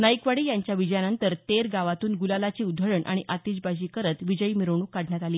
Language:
Marathi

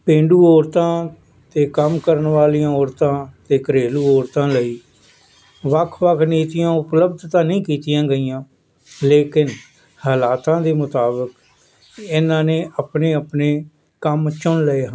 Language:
Punjabi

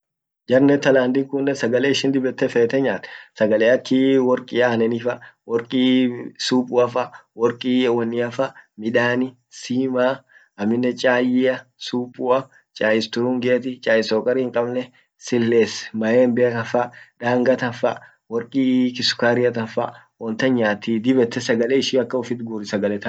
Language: Orma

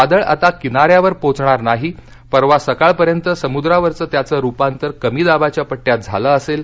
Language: Marathi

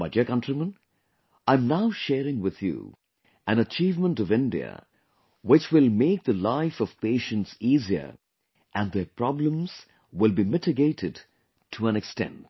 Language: English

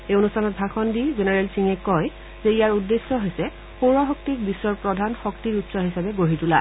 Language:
Assamese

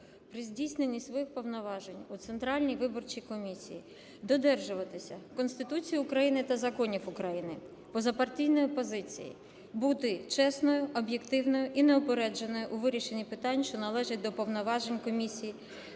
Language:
Ukrainian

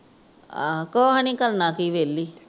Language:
Punjabi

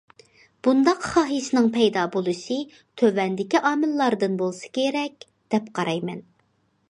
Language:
Uyghur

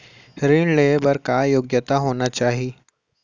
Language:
Chhattisgarhi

